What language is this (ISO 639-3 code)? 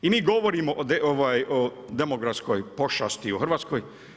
hrv